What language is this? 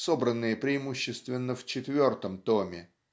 Russian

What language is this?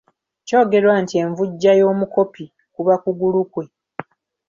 Ganda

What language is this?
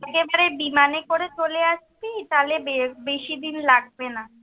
Bangla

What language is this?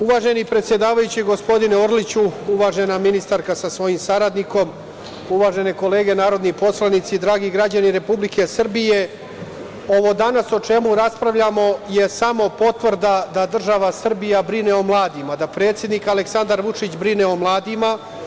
Serbian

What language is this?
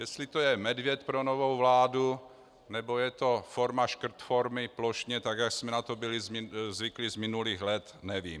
Czech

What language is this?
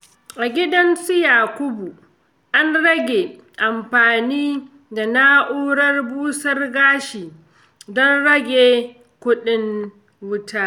Hausa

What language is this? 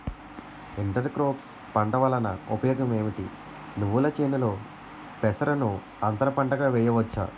Telugu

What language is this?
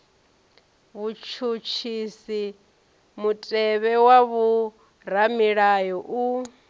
Venda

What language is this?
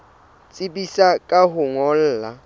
Southern Sotho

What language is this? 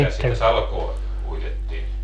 Finnish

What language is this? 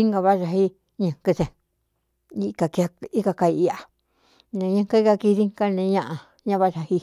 Cuyamecalco Mixtec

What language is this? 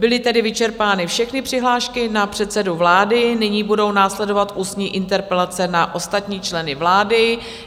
Czech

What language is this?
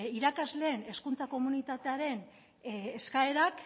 Basque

